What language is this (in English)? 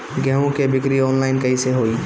Bhojpuri